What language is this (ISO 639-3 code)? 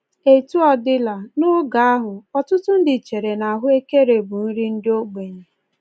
ibo